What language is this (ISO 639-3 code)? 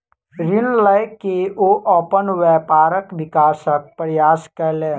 mai